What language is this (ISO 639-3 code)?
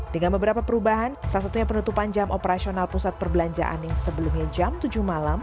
ind